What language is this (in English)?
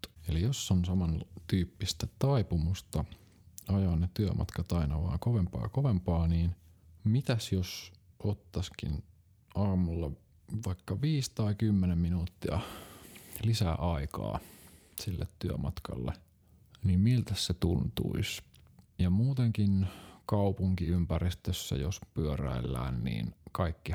Finnish